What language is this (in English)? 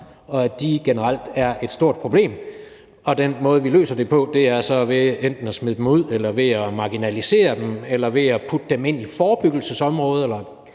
Danish